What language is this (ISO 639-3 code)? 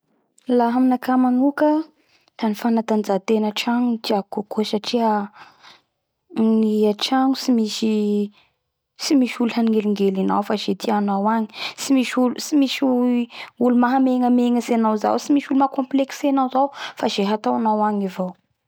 bhr